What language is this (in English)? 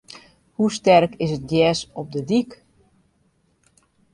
Western Frisian